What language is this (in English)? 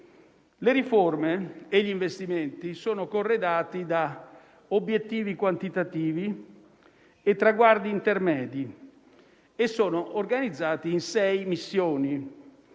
Italian